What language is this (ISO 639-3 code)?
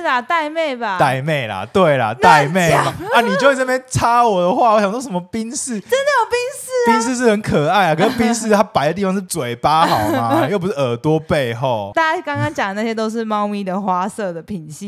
zho